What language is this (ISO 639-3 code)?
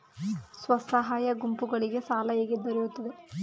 kan